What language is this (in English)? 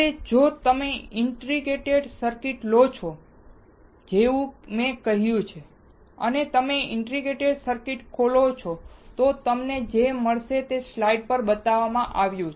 Gujarati